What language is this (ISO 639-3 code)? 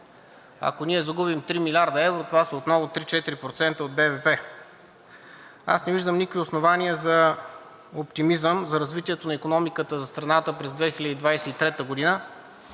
bul